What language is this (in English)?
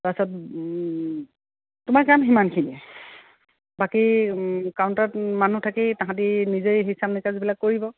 Assamese